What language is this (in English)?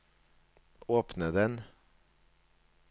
Norwegian